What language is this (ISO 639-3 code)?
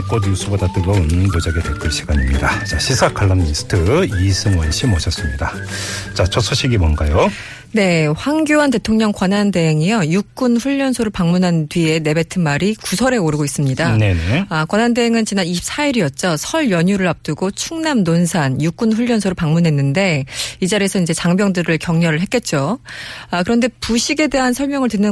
kor